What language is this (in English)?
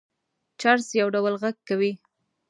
Pashto